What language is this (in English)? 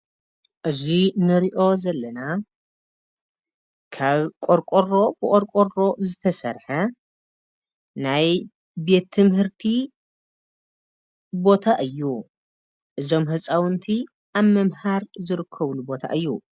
Tigrinya